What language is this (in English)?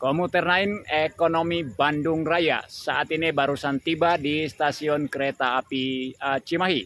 Indonesian